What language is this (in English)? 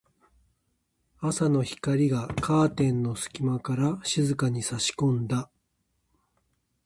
Japanese